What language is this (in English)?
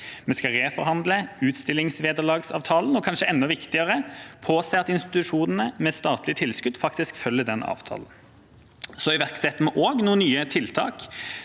Norwegian